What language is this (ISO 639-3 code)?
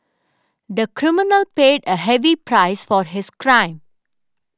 eng